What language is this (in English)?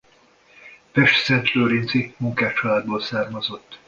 Hungarian